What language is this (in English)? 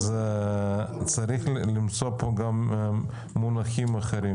Hebrew